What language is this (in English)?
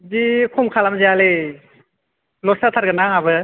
Bodo